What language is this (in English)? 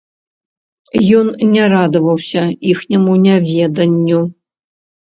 Belarusian